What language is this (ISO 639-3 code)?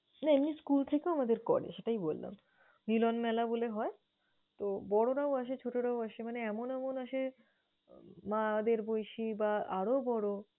ben